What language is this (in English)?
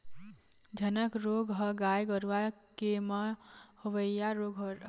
Chhattisgarhi